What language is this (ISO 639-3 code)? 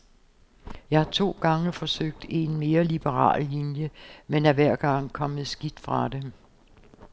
dan